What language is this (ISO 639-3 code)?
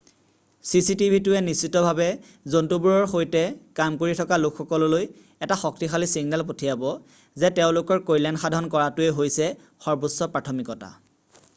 asm